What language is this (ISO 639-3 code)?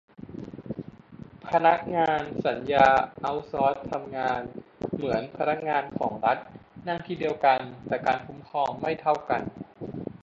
tha